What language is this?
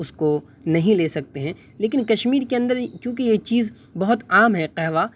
Urdu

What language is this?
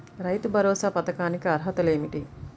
Telugu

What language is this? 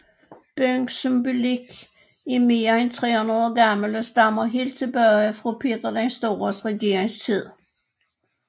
Danish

